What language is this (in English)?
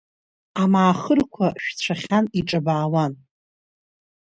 Abkhazian